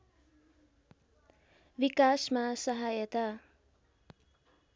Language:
Nepali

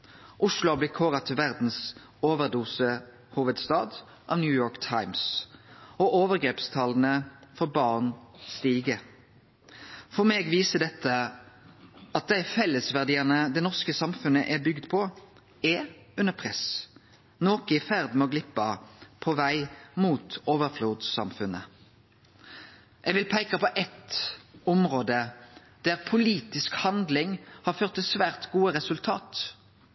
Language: Norwegian Nynorsk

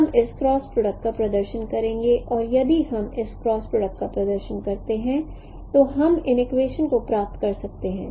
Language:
Hindi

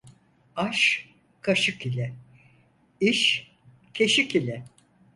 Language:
Turkish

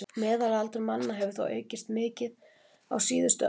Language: Icelandic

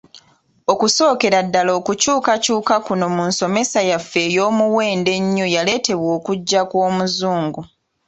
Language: Ganda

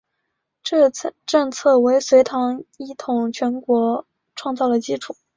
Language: Chinese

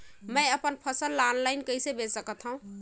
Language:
Chhattisgarhi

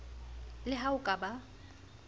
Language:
Southern Sotho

